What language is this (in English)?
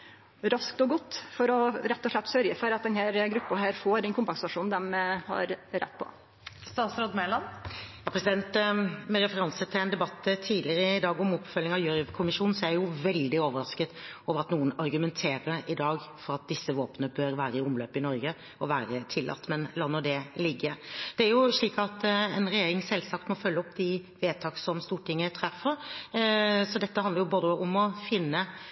Norwegian